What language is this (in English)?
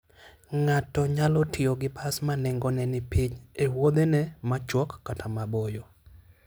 Luo (Kenya and Tanzania)